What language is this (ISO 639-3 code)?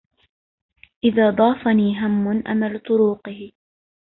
ara